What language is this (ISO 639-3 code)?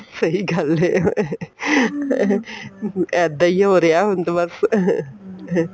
pan